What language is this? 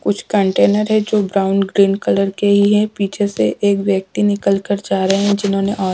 Hindi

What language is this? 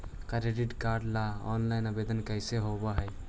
Magahi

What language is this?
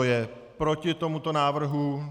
Czech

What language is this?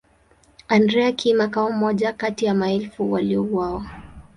Swahili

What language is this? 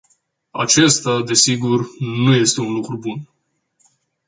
Romanian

